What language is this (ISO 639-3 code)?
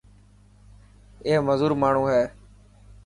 mki